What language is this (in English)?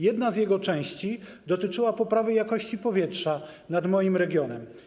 Polish